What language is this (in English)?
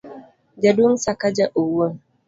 Luo (Kenya and Tanzania)